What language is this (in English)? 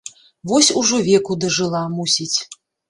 Belarusian